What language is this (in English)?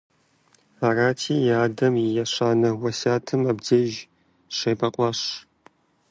Kabardian